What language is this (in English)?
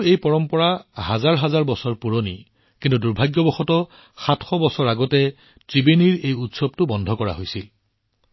Assamese